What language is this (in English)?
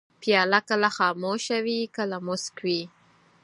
Pashto